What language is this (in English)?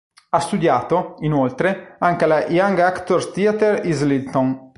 Italian